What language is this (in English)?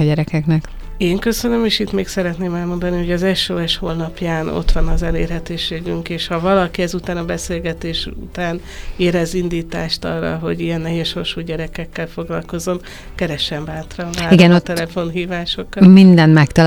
Hungarian